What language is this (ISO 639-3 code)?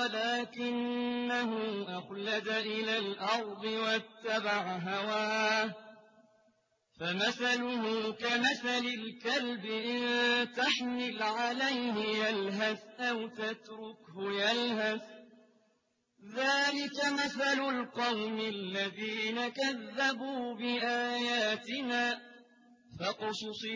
ara